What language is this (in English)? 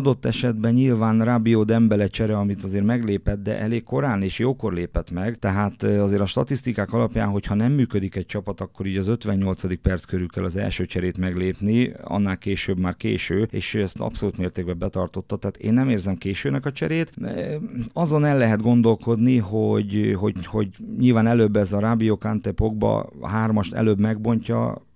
Hungarian